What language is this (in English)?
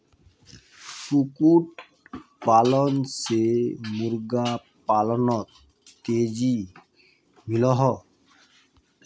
Magahi